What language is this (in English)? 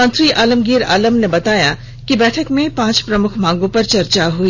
Hindi